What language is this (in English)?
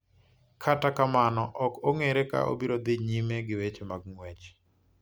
Luo (Kenya and Tanzania)